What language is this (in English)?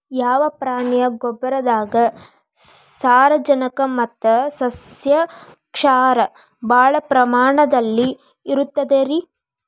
Kannada